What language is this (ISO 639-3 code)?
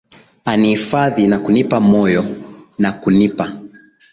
swa